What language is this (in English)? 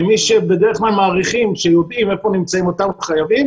Hebrew